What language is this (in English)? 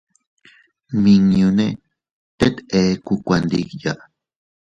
Teutila Cuicatec